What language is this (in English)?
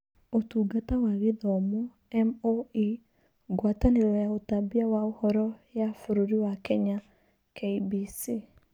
Kikuyu